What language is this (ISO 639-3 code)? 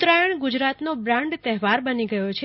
guj